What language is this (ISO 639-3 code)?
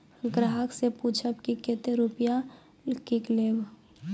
mai